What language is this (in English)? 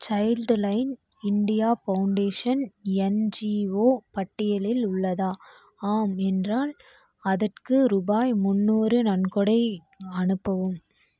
Tamil